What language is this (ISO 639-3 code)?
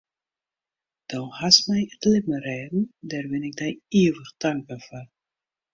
fry